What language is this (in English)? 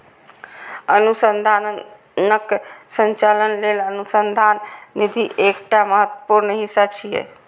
Maithili